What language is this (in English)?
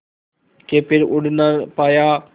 Hindi